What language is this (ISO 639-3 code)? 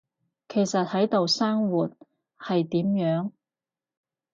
yue